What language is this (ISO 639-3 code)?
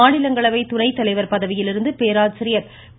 tam